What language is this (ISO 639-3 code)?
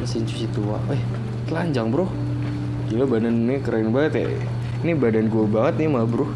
ind